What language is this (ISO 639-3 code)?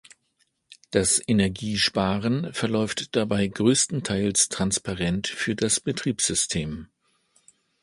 deu